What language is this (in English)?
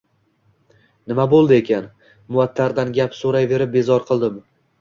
Uzbek